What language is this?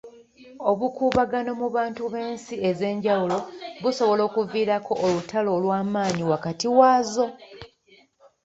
Ganda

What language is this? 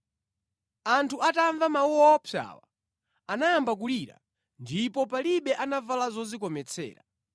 Nyanja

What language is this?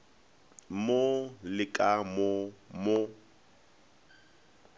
Northern Sotho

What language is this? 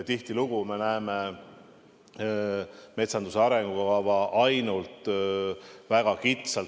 Estonian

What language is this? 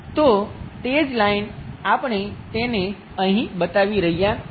Gujarati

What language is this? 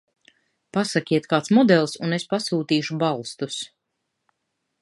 Latvian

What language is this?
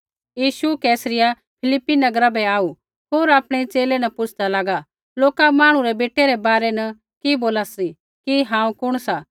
Kullu Pahari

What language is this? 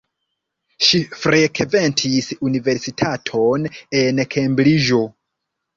Esperanto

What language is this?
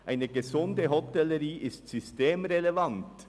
Swiss German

